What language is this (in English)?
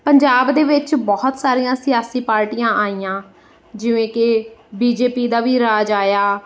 Punjabi